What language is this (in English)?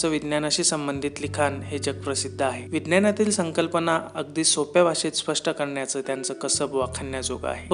Marathi